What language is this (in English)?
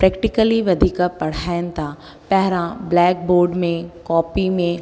Sindhi